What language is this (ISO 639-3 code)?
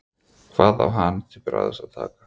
isl